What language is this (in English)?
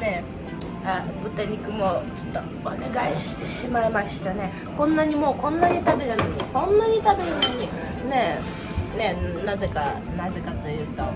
Japanese